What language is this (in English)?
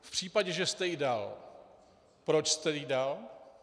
Czech